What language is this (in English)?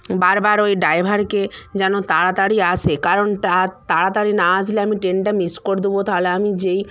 Bangla